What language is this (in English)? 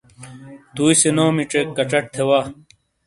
Shina